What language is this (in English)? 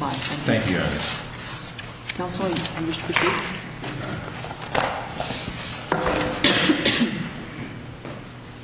English